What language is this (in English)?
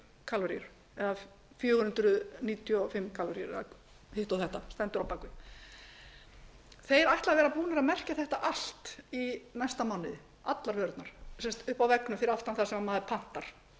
Icelandic